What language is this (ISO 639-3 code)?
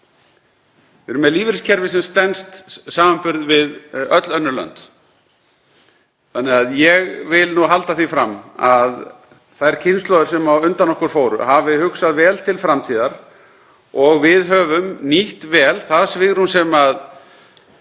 isl